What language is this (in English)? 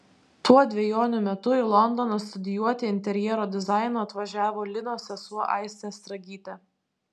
Lithuanian